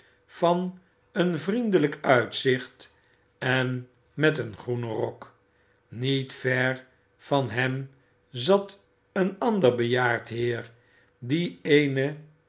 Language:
Dutch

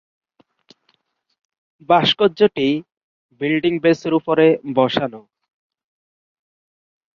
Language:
Bangla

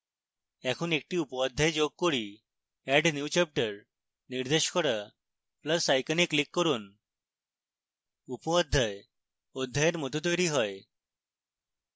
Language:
Bangla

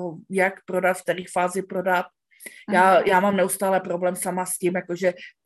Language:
Czech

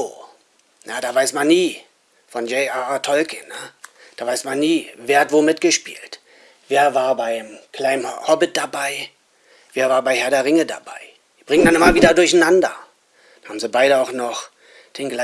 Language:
German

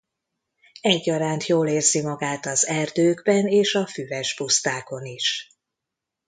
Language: Hungarian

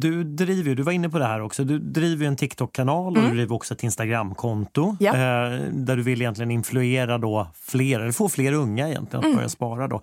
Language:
Swedish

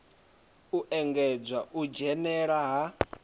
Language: Venda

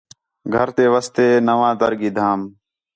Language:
Khetrani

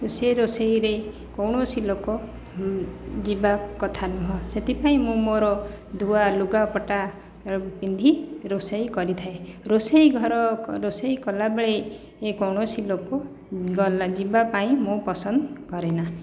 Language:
Odia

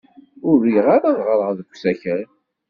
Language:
Kabyle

